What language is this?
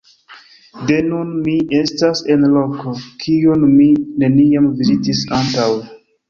Esperanto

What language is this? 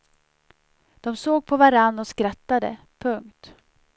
Swedish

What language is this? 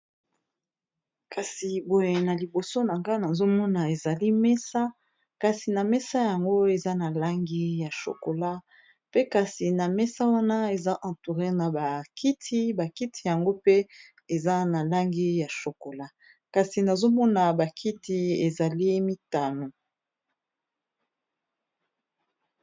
Lingala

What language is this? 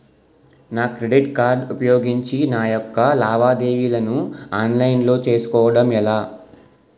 Telugu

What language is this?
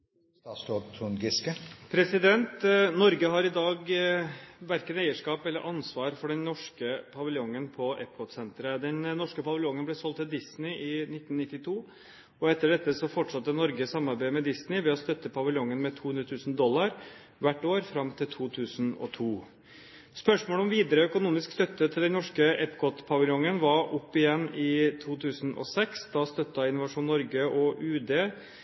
Norwegian Bokmål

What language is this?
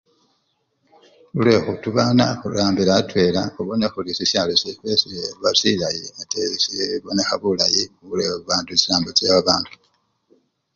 Luyia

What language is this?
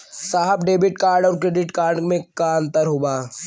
Bhojpuri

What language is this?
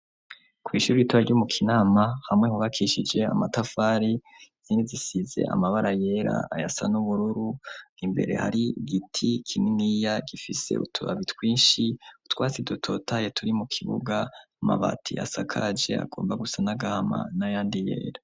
Rundi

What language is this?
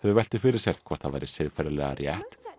Icelandic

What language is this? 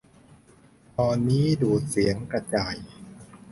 Thai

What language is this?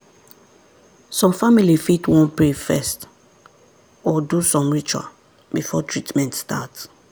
Nigerian Pidgin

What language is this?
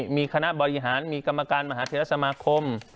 Thai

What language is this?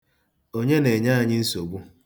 Igbo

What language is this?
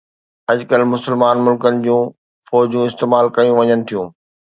Sindhi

